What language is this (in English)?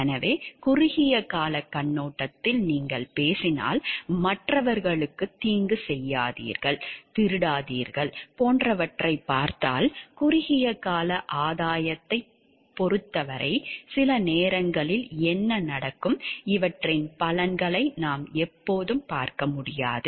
Tamil